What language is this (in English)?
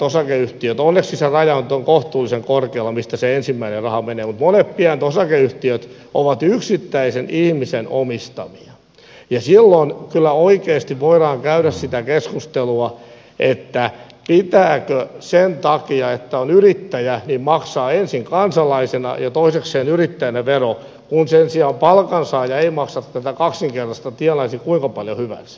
Finnish